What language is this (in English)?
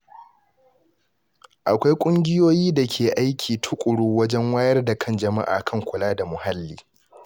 Hausa